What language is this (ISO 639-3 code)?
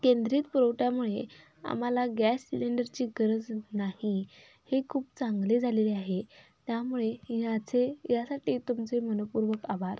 mar